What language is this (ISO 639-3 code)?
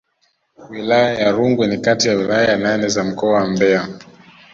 swa